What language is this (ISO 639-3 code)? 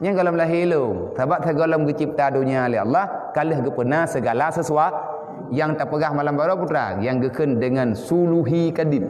msa